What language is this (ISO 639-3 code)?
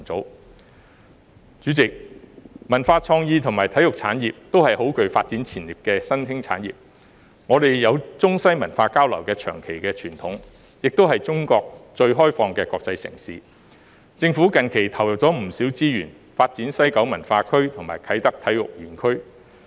yue